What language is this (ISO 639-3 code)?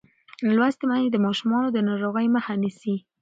pus